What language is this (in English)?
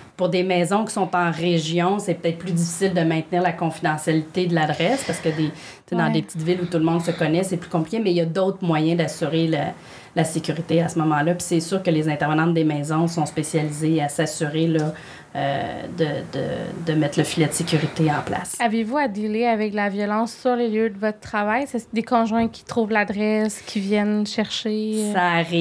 French